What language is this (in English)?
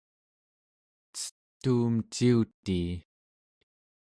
Central Yupik